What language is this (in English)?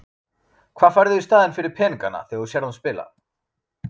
Icelandic